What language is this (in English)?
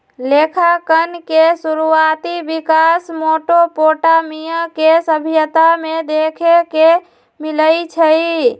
Magahi